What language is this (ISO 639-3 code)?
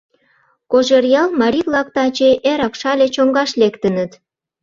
chm